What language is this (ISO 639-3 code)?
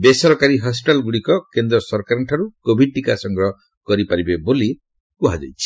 ori